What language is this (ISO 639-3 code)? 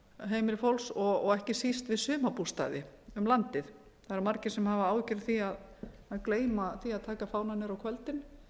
isl